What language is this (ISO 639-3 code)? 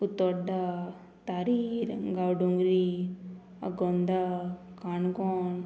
kok